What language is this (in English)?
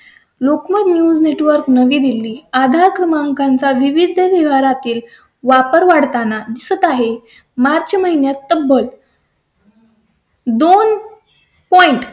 Marathi